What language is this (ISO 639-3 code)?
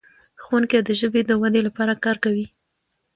pus